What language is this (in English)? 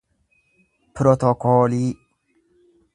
Oromo